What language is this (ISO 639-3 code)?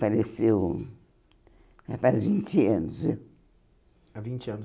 por